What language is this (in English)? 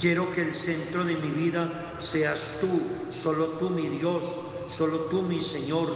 Spanish